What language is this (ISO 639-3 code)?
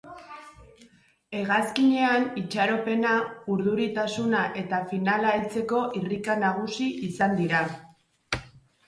eus